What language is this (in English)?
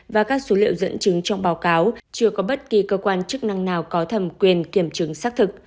Vietnamese